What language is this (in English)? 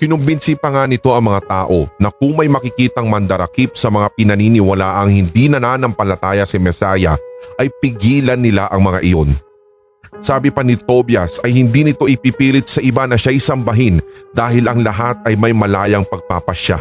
Filipino